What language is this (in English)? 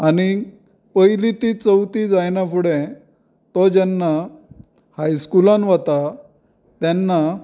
Konkani